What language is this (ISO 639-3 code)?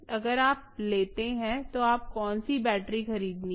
hin